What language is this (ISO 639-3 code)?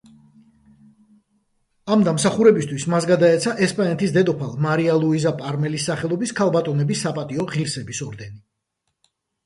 kat